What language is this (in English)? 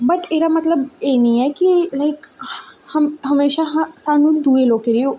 Dogri